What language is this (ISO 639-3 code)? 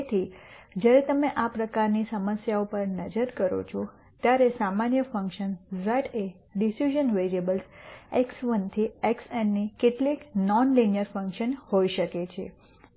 guj